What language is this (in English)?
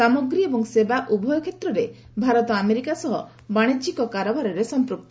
Odia